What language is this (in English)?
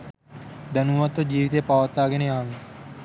Sinhala